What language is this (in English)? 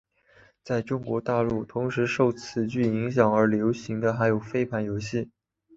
Chinese